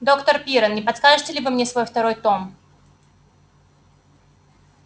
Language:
Russian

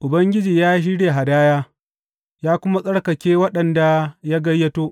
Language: Hausa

